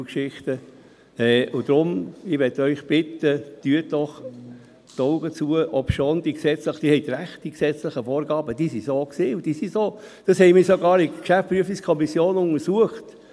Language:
Swiss German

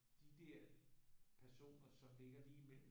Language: Danish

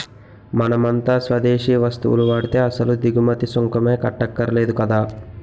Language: Telugu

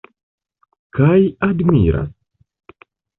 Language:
Esperanto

